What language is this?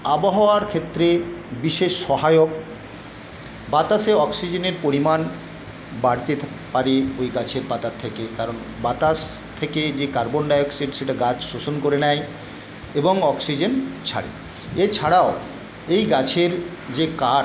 Bangla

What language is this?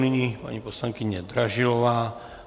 Czech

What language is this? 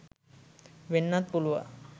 Sinhala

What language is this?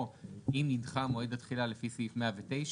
Hebrew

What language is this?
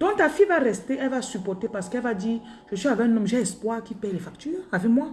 French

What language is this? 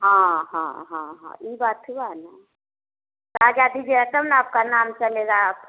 Hindi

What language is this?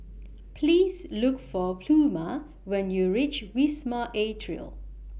English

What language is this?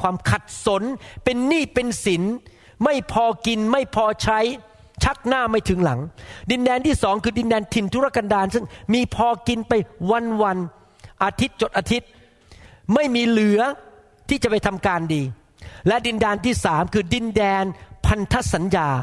Thai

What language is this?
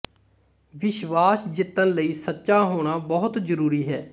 Punjabi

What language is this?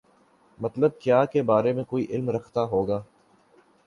Urdu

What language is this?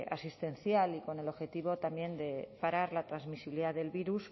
Spanish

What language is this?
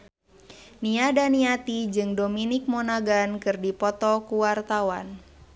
Sundanese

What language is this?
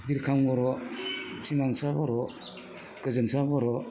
Bodo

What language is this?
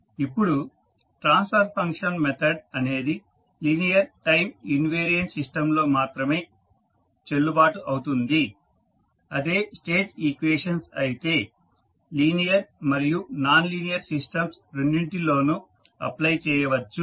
Telugu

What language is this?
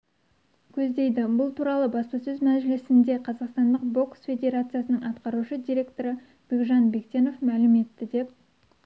Kazakh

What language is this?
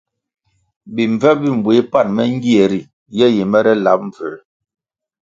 Kwasio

